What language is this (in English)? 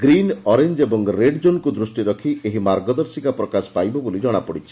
Odia